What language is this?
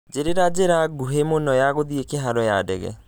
Kikuyu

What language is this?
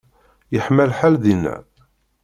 Kabyle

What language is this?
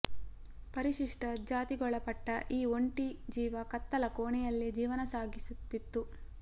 Kannada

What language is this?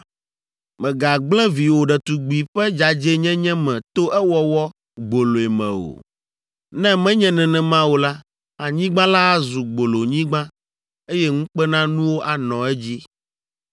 Ewe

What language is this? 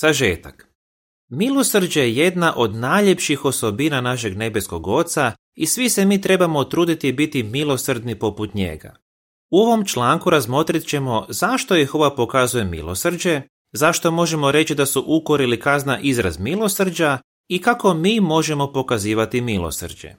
Croatian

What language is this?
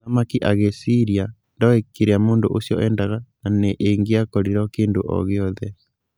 Kikuyu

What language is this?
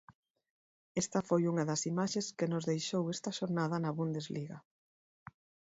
Galician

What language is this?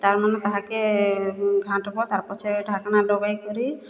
Odia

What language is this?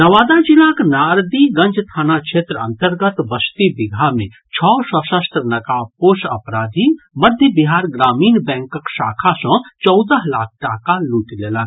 Maithili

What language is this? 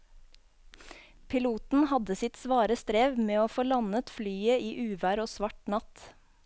Norwegian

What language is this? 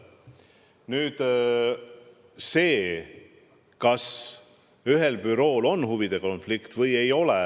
Estonian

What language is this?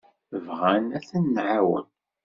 Kabyle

